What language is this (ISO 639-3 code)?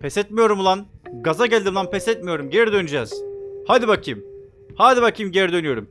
tur